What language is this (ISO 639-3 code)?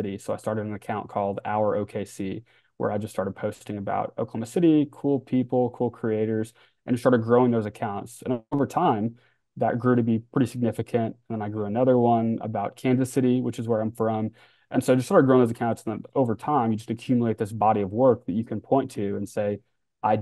eng